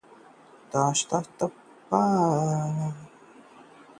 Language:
Hindi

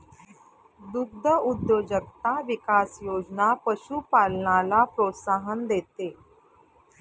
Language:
Marathi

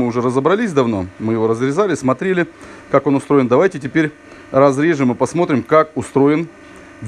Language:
Russian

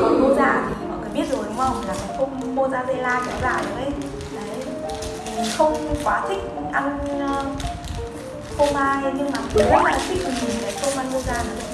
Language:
Vietnamese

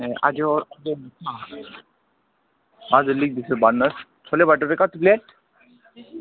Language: Nepali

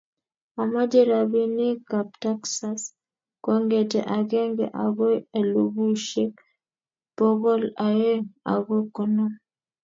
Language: Kalenjin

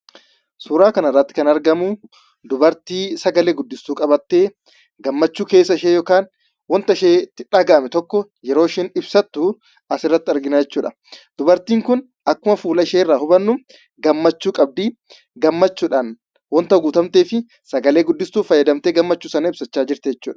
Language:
Oromo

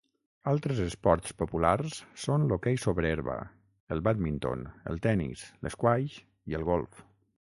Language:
Catalan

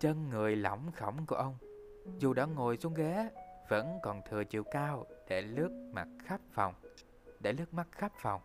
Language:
Vietnamese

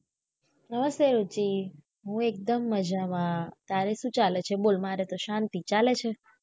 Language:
Gujarati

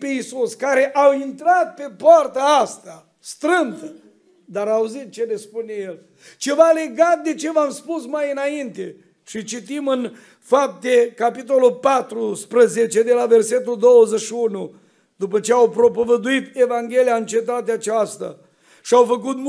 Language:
Romanian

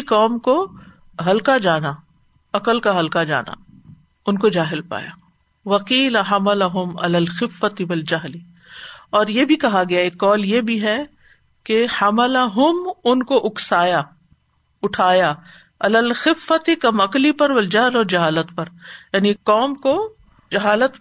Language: Urdu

